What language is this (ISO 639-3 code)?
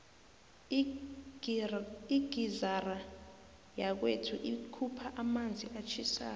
nbl